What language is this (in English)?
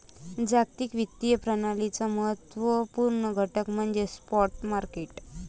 Marathi